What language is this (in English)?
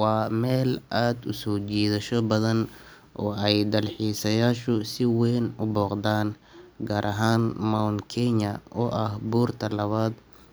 Somali